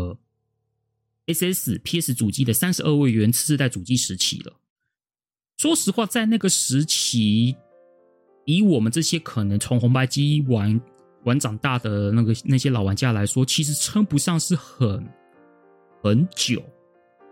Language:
Chinese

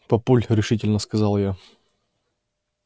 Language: Russian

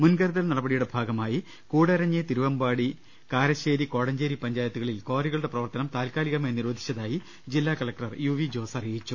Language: Malayalam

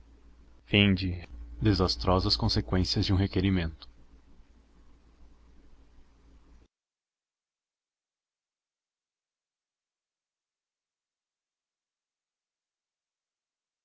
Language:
Portuguese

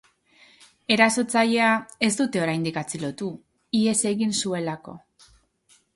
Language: Basque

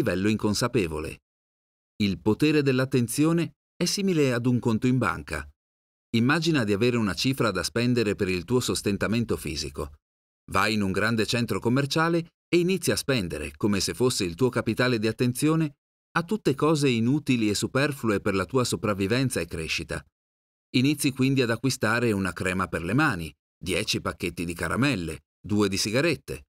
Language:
Italian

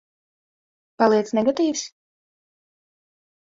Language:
Latvian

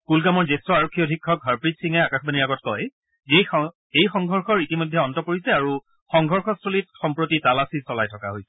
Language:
Assamese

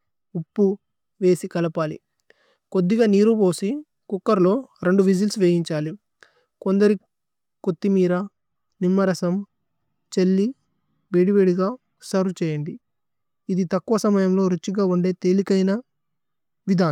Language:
Tulu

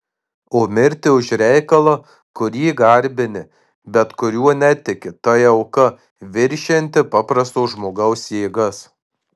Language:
Lithuanian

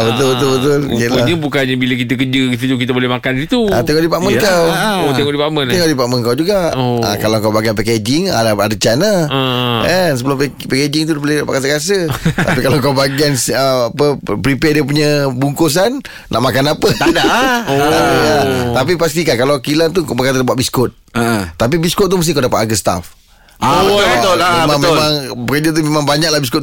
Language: Malay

